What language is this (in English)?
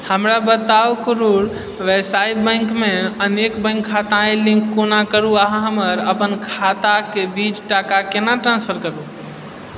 Maithili